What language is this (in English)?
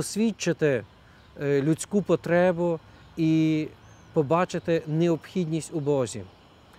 Ukrainian